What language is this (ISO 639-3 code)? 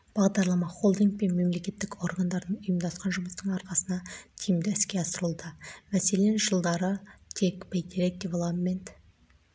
kaz